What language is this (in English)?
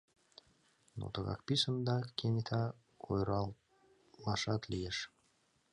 Mari